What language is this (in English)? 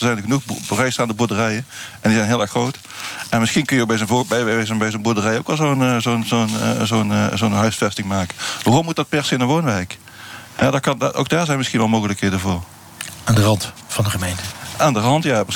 Dutch